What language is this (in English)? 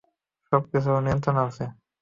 Bangla